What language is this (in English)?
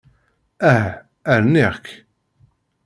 Kabyle